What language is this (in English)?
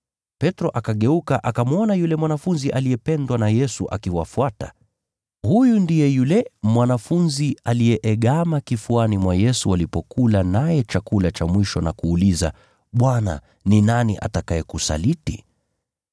Swahili